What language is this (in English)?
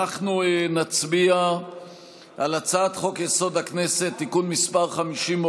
Hebrew